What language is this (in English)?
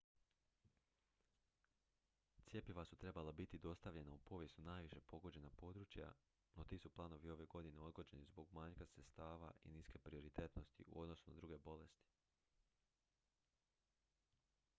Croatian